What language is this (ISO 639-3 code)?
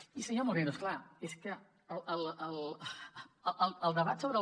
cat